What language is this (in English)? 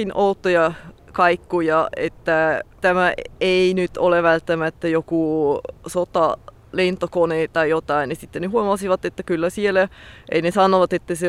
Finnish